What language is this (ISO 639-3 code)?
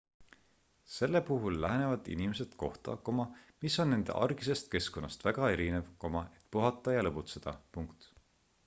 est